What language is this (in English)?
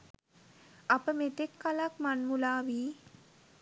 Sinhala